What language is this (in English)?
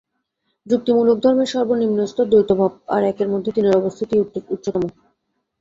Bangla